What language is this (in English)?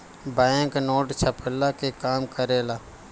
Bhojpuri